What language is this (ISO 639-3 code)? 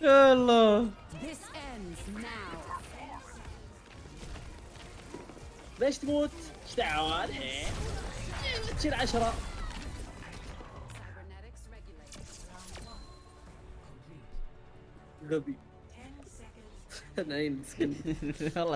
ara